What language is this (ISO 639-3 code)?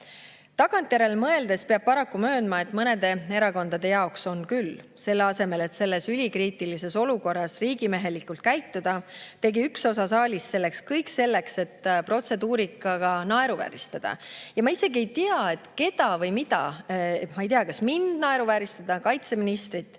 est